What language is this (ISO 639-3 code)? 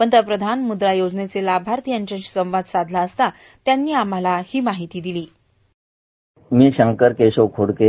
mar